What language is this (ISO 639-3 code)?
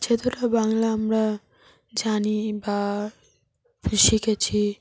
ben